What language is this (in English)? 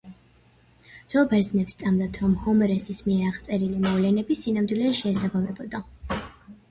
Georgian